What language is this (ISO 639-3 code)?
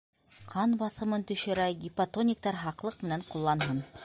bak